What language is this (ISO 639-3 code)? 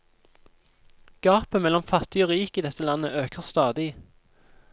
nor